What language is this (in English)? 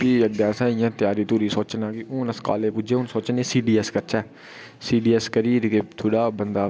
Dogri